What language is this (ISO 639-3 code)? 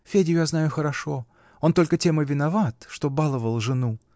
rus